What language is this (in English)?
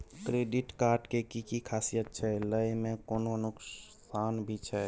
Maithili